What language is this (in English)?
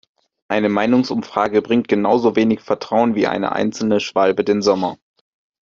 German